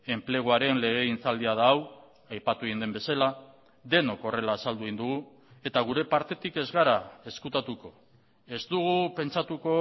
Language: Basque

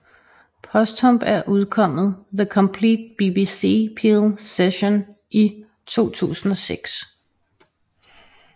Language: Danish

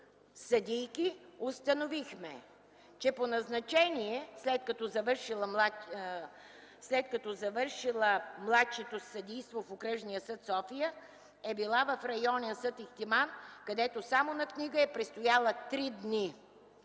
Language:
Bulgarian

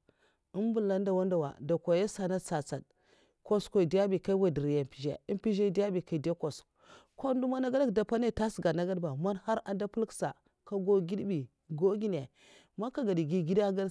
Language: Mafa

